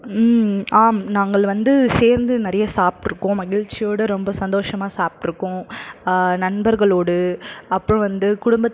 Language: Tamil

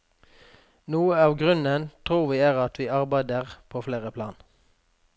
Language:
Norwegian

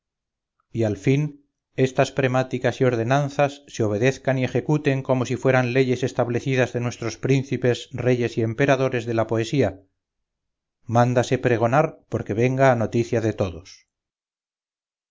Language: Spanish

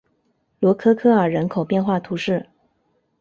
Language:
Chinese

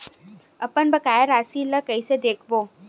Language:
Chhattisgarhi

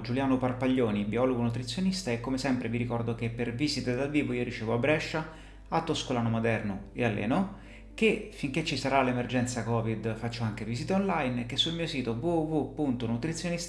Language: Italian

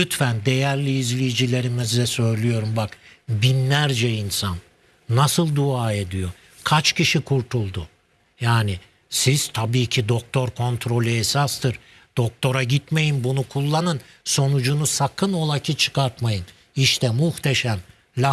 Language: Turkish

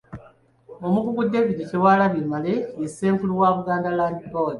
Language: Ganda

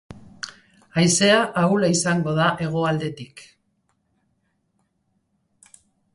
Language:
Basque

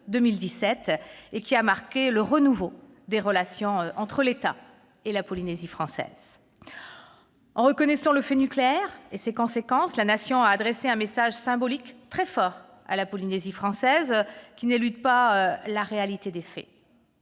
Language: French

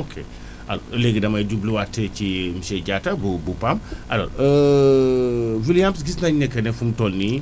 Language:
Wolof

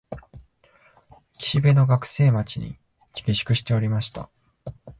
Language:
Japanese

